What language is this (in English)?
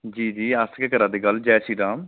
Dogri